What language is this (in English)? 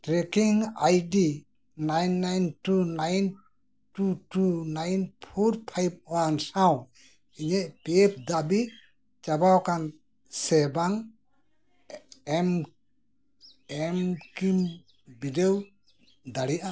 Santali